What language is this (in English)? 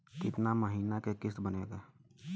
Bhojpuri